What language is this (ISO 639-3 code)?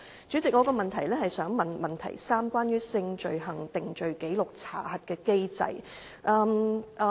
yue